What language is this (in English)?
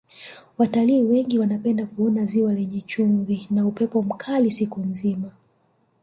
Swahili